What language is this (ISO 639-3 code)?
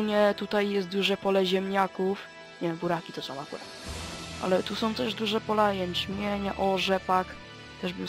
pol